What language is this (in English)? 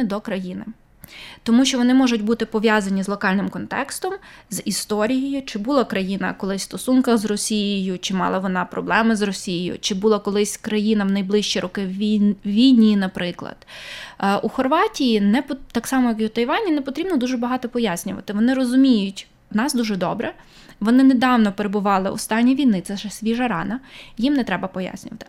Ukrainian